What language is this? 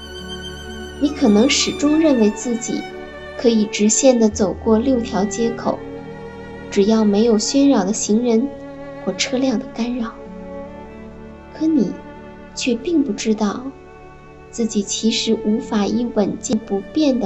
Chinese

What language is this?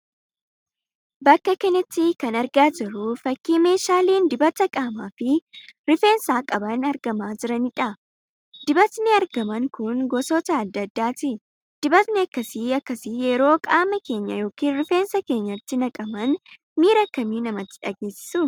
Oromo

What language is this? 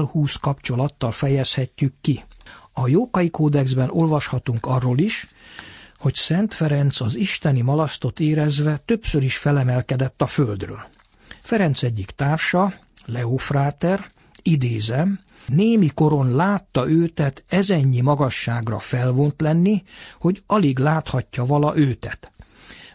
Hungarian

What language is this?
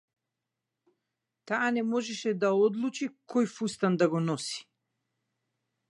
Macedonian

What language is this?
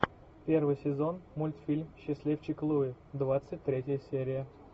Russian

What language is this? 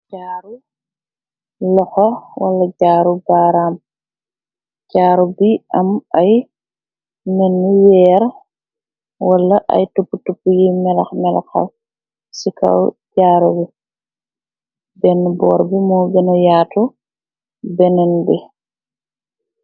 Wolof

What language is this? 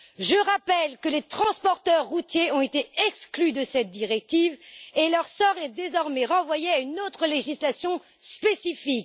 French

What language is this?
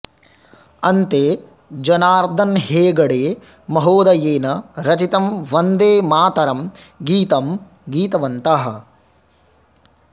Sanskrit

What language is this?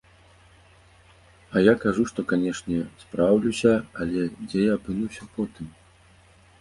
Belarusian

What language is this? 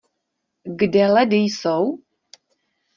Czech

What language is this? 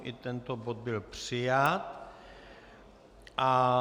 Czech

